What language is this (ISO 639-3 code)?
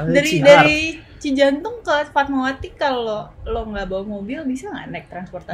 ind